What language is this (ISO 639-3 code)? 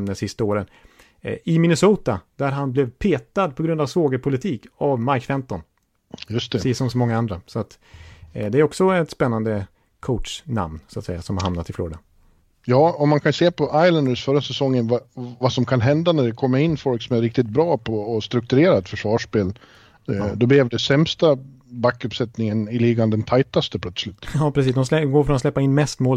swe